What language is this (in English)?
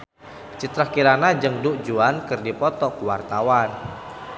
Sundanese